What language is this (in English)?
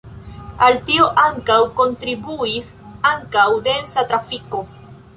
Esperanto